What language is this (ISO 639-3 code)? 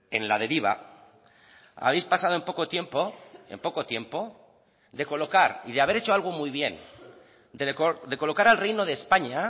spa